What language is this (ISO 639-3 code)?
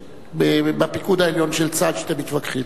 heb